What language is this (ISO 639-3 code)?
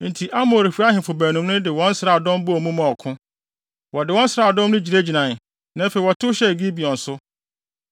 aka